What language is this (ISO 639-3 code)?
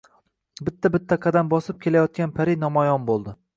uzb